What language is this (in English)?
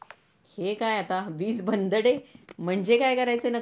Marathi